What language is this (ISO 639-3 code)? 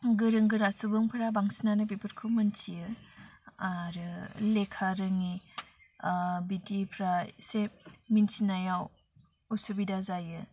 brx